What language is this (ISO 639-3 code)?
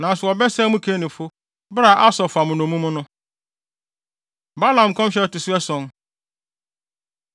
aka